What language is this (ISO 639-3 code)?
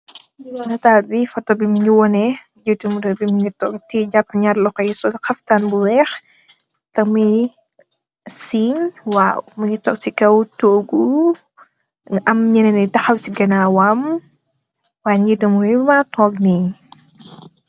wol